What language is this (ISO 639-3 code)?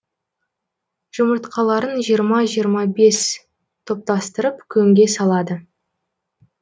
kaz